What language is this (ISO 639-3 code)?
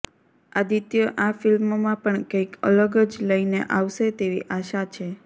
guj